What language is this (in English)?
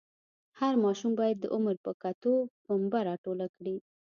Pashto